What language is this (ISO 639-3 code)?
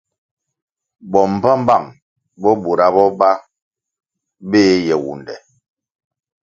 nmg